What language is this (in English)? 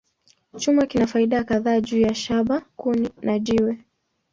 Swahili